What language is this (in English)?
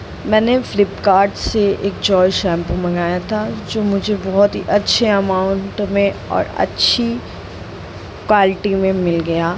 Hindi